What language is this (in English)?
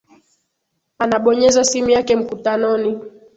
Swahili